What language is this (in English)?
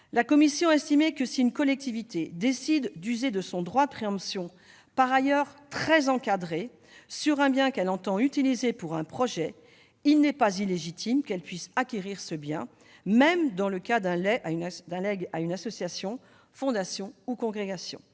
French